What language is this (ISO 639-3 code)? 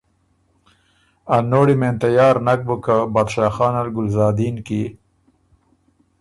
oru